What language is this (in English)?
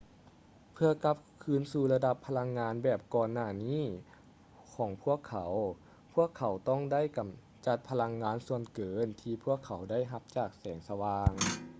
Lao